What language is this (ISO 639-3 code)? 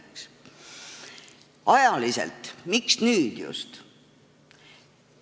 est